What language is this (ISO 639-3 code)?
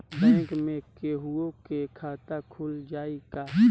bho